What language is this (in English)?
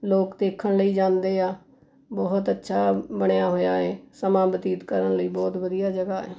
Punjabi